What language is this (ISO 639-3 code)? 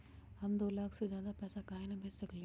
mag